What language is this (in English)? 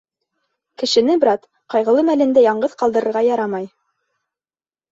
Bashkir